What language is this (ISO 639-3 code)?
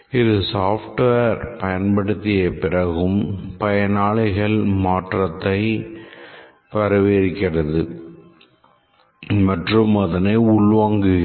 tam